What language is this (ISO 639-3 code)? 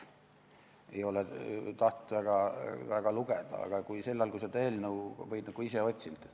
est